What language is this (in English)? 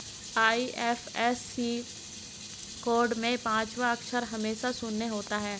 Hindi